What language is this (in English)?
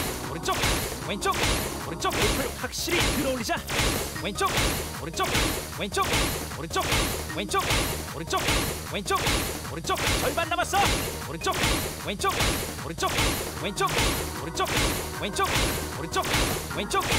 Korean